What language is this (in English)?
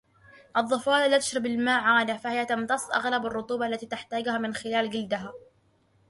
Arabic